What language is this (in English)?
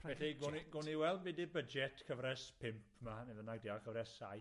Welsh